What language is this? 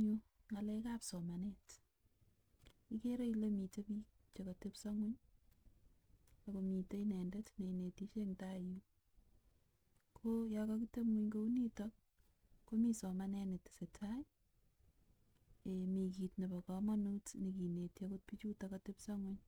Kalenjin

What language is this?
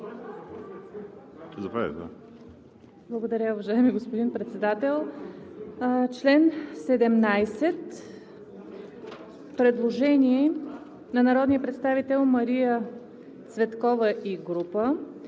Bulgarian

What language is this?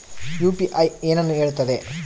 Kannada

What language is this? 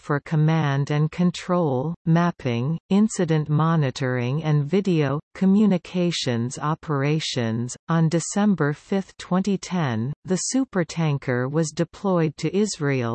English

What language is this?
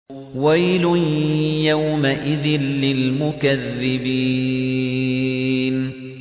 Arabic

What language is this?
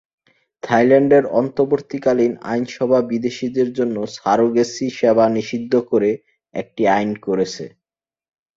Bangla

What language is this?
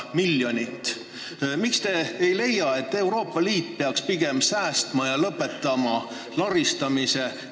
Estonian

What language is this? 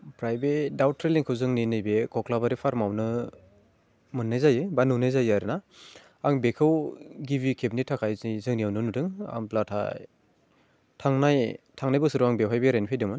Bodo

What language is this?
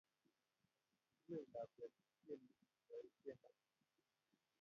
Kalenjin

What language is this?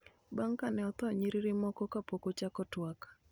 Luo (Kenya and Tanzania)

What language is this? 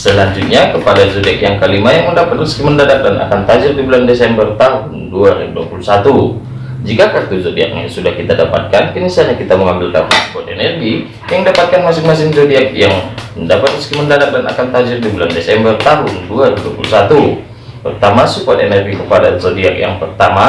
Indonesian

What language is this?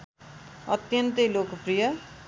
Nepali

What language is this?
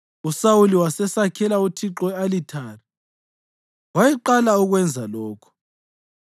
North Ndebele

